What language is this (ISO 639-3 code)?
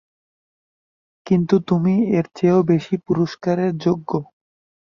ben